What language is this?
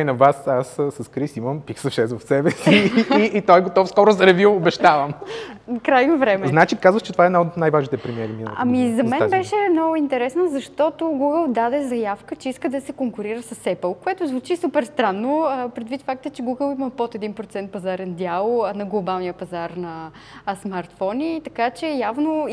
Bulgarian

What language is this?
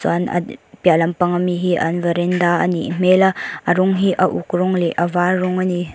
Mizo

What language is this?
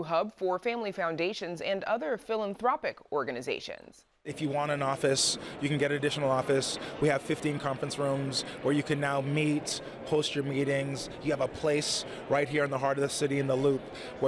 English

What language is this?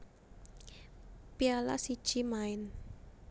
Javanese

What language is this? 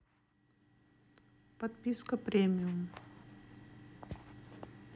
Russian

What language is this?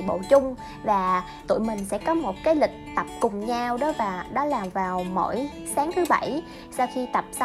Vietnamese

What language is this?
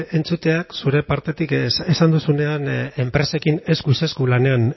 Basque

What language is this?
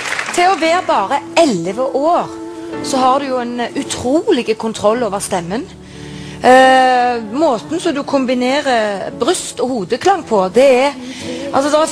Norwegian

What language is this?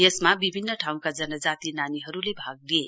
Nepali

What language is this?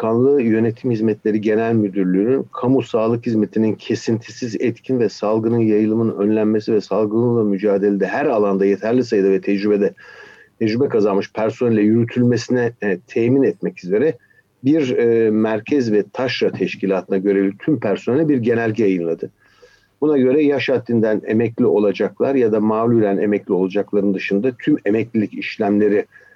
Turkish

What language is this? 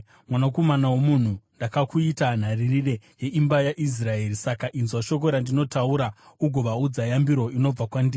Shona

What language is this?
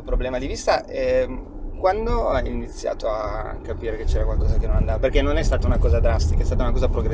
Italian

